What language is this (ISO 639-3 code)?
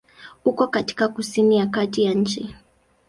swa